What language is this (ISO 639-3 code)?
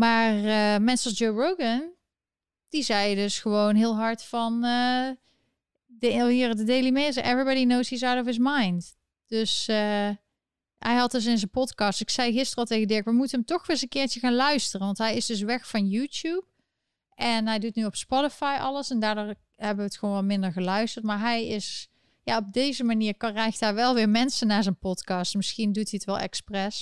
nld